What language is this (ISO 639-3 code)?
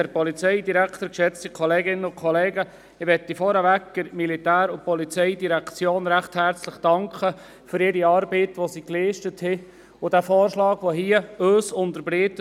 gsw